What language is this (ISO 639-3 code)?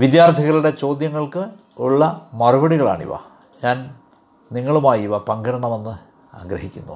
mal